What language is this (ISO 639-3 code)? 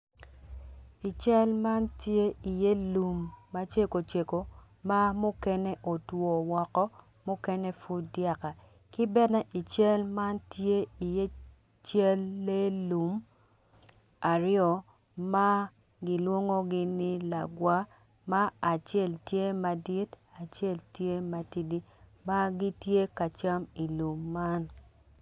ach